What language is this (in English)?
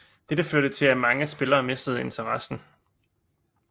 Danish